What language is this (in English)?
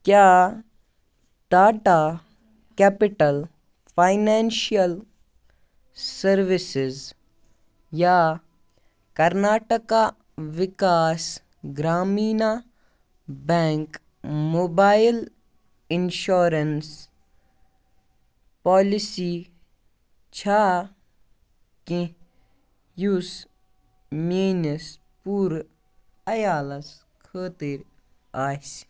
Kashmiri